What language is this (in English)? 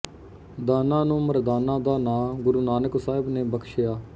Punjabi